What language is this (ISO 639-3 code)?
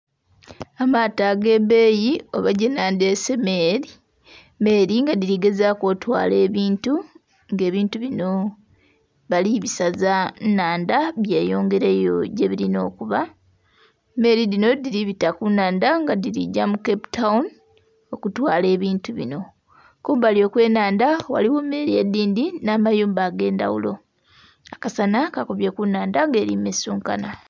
xog